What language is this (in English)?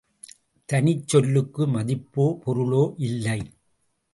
Tamil